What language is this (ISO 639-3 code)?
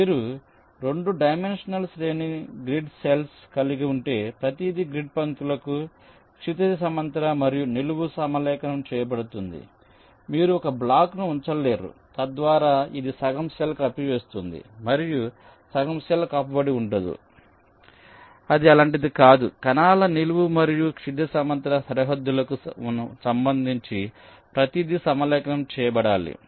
tel